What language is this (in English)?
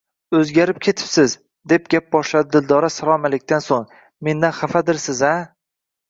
Uzbek